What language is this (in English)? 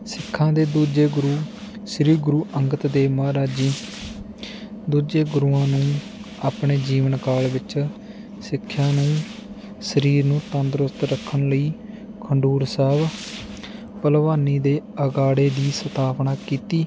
Punjabi